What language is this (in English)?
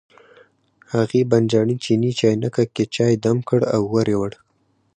Pashto